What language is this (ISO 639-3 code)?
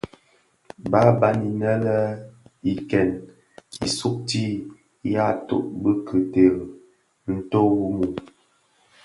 ksf